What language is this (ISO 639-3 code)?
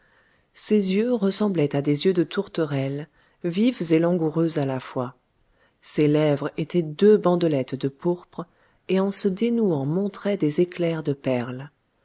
fra